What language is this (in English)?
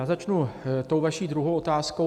Czech